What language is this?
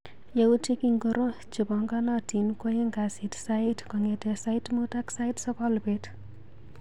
Kalenjin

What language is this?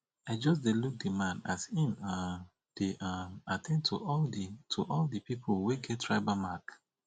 Nigerian Pidgin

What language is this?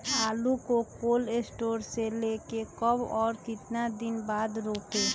Magahi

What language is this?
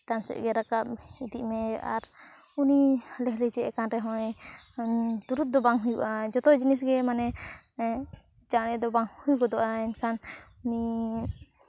Santali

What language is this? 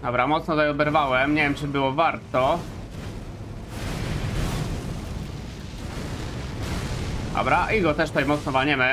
Polish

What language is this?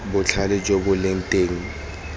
Tswana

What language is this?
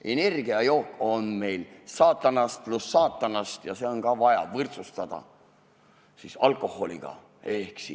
Estonian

